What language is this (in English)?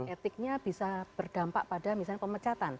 Indonesian